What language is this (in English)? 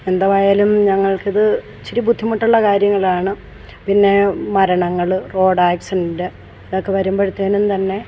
Malayalam